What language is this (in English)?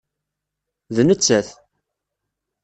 Kabyle